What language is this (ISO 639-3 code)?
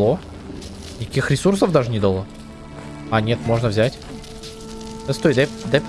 rus